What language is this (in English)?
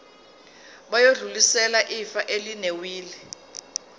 Zulu